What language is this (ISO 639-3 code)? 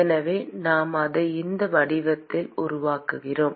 tam